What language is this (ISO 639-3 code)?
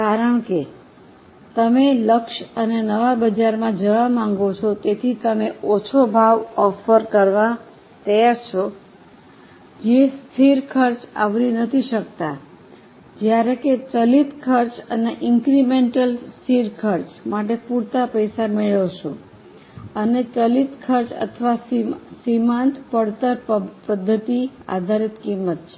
guj